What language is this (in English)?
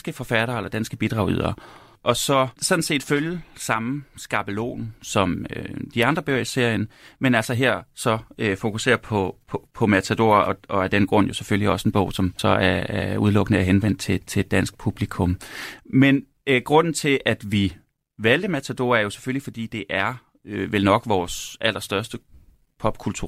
Danish